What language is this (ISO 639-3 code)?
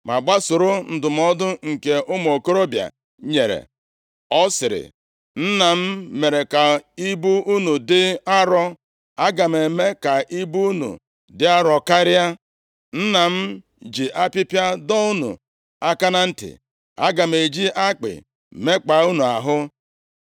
ibo